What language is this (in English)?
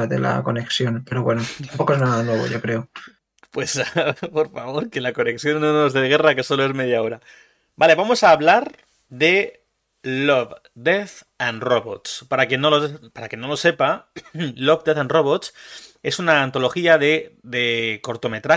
Spanish